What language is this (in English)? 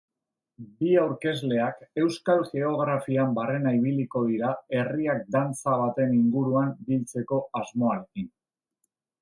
Basque